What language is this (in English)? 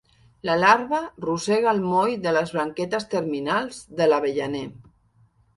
Catalan